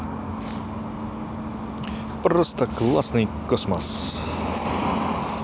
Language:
Russian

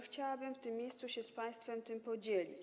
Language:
Polish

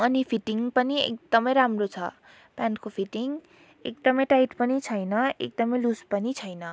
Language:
Nepali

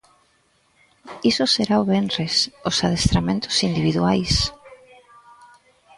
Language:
Galician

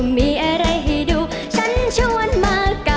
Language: Thai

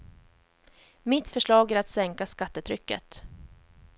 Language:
Swedish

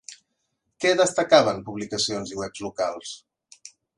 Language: Catalan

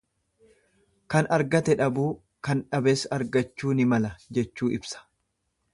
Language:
Oromo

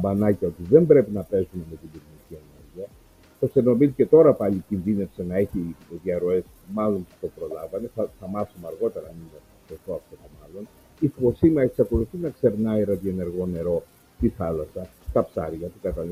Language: Greek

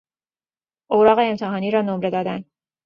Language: Persian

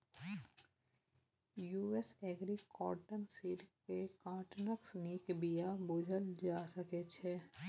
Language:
Maithili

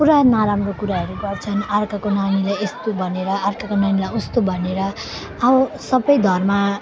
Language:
Nepali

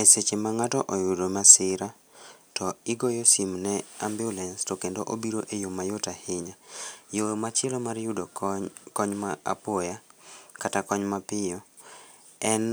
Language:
Luo (Kenya and Tanzania)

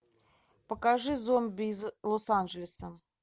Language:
Russian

